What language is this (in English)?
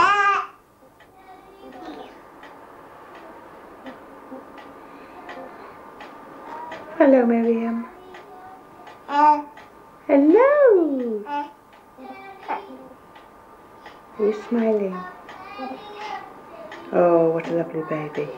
English